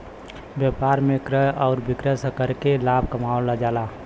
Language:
Bhojpuri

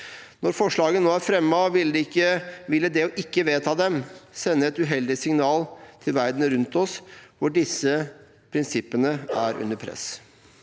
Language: Norwegian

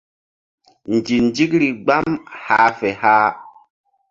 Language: Mbum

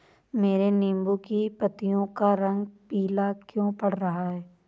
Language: Hindi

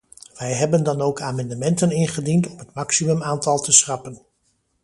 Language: Dutch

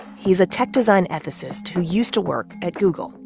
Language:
English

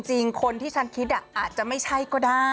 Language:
Thai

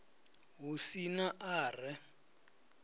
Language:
Venda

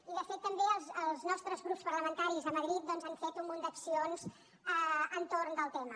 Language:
Catalan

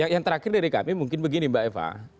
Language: Indonesian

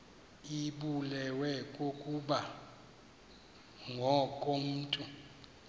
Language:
Xhosa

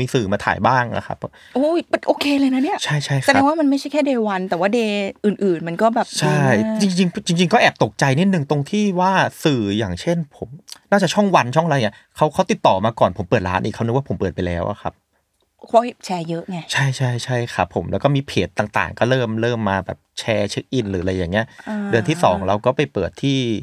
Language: Thai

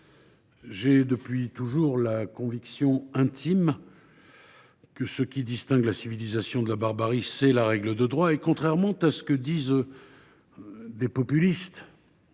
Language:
French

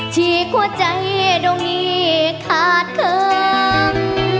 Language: Thai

